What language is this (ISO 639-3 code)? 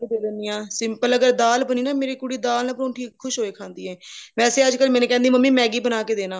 pan